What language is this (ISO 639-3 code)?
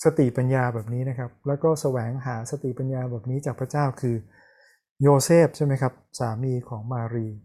tha